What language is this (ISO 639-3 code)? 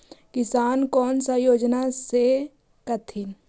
mag